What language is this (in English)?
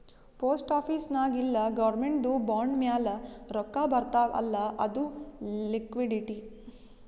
Kannada